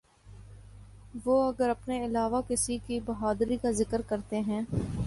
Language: Urdu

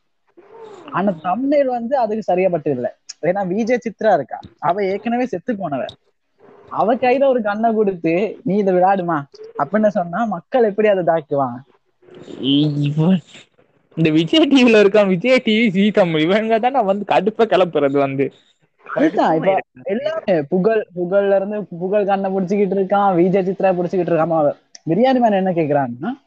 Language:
Tamil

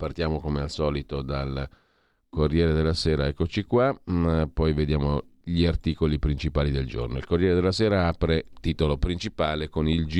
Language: Italian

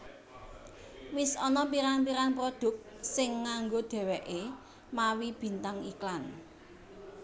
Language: Javanese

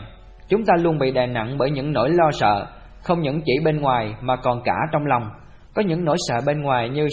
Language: Vietnamese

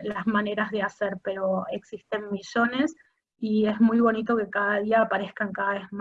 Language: Spanish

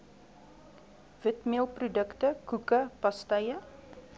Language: Afrikaans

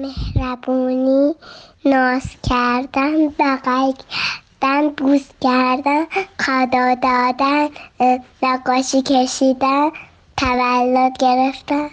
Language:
Persian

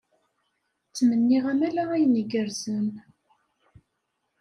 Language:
Kabyle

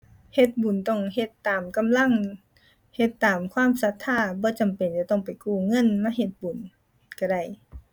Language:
Thai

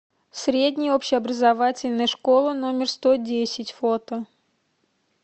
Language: Russian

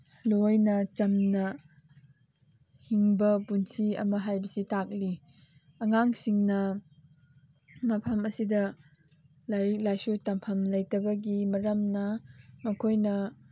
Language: Manipuri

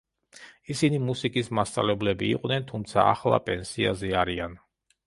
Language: Georgian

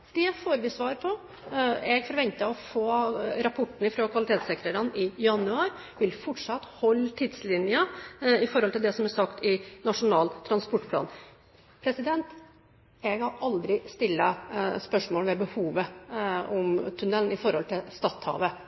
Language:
Norwegian Bokmål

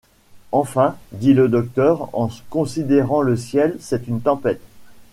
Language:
French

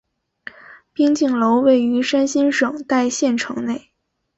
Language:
Chinese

